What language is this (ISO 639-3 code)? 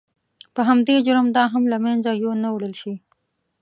pus